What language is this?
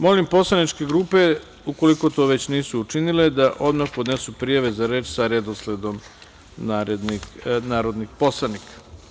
Serbian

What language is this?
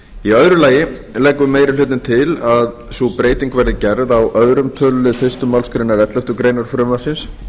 Icelandic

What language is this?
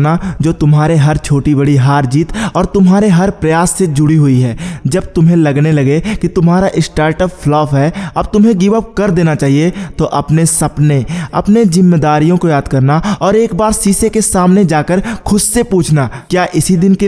Hindi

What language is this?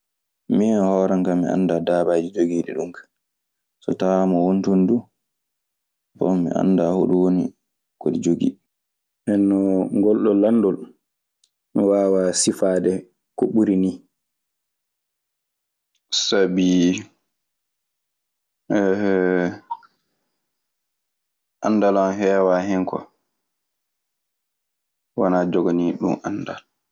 Maasina Fulfulde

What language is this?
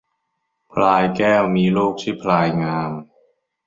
Thai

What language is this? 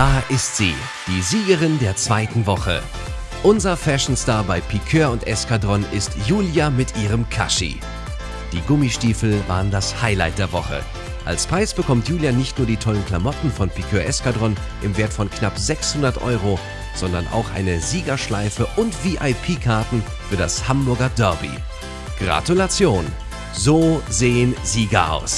German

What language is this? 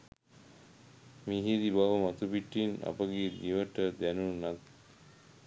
Sinhala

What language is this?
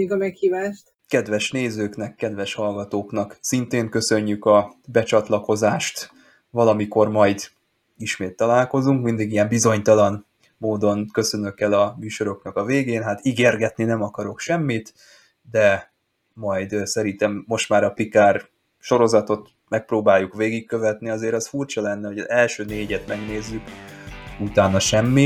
Hungarian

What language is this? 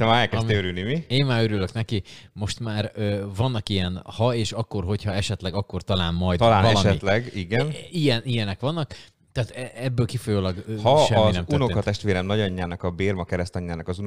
Hungarian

